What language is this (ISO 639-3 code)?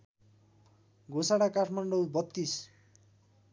nep